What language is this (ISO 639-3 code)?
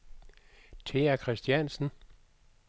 dan